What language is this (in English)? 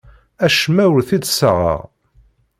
Kabyle